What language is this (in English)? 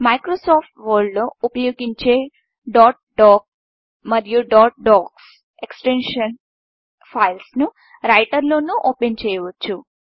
Telugu